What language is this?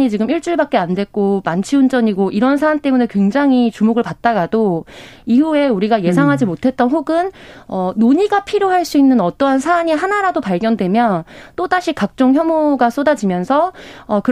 Korean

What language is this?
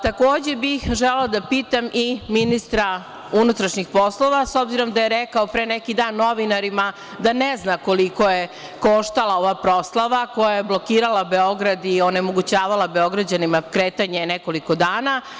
Serbian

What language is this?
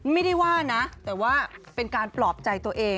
Thai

